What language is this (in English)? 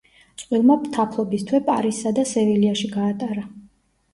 Georgian